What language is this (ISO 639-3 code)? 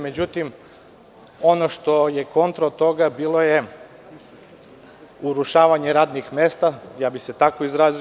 srp